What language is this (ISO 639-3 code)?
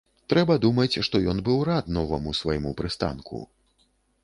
bel